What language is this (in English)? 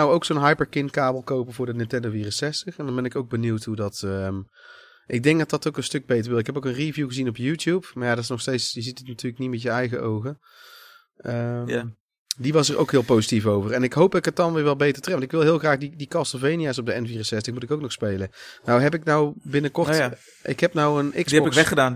Dutch